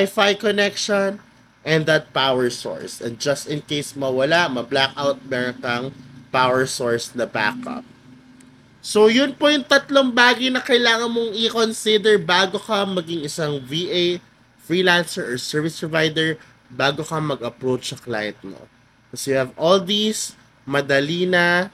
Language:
Filipino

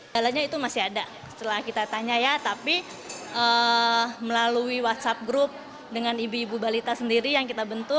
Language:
Indonesian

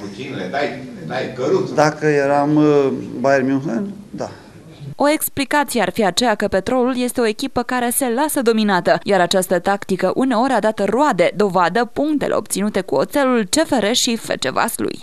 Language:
Romanian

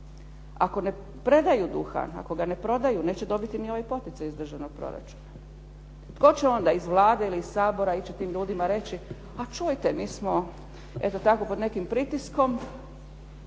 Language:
Croatian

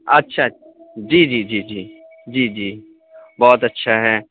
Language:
Urdu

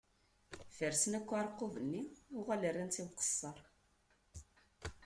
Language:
Kabyle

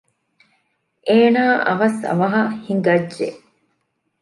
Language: Divehi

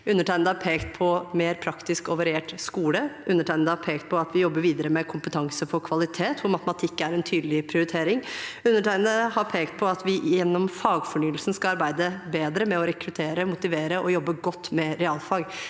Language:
Norwegian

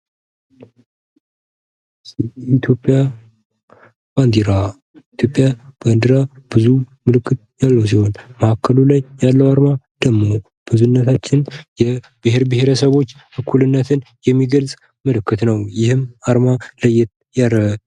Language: Amharic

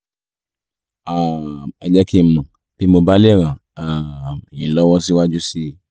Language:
Yoruba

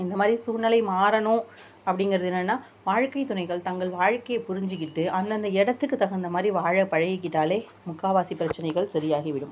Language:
Tamil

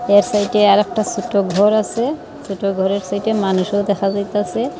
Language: Bangla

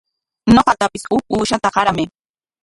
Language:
Corongo Ancash Quechua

